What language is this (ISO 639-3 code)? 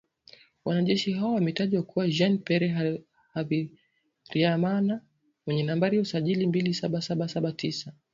swa